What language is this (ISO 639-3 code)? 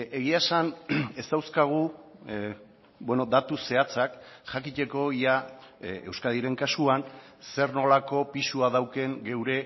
eus